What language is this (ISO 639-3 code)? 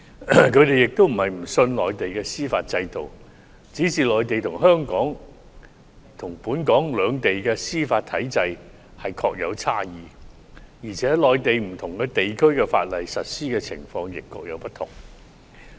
yue